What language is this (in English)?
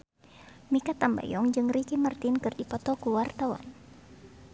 Sundanese